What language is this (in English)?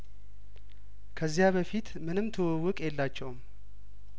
Amharic